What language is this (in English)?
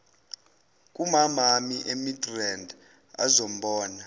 Zulu